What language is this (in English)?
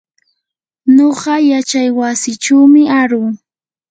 Yanahuanca Pasco Quechua